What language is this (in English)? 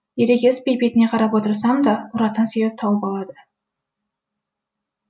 Kazakh